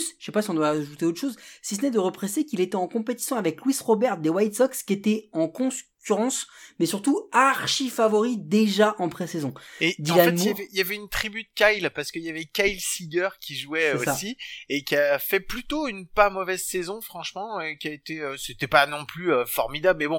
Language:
French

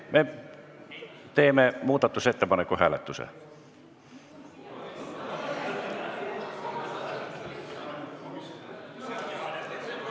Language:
Estonian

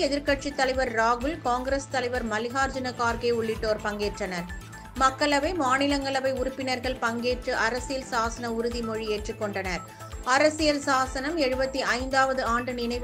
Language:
Tamil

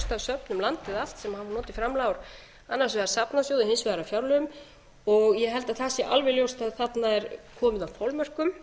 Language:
Icelandic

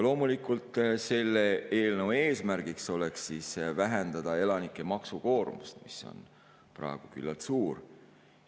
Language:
Estonian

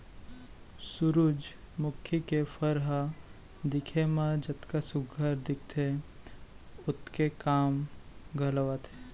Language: Chhattisgarhi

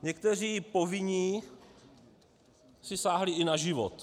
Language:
Czech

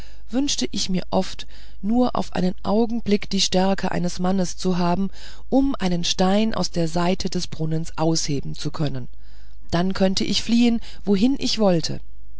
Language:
German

